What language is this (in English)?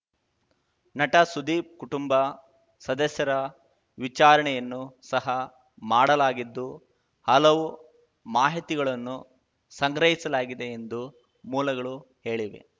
Kannada